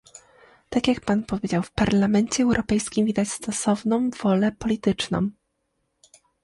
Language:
Polish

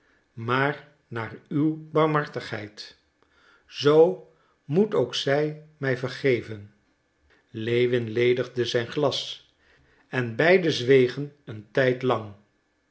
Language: Dutch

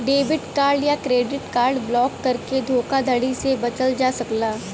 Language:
Bhojpuri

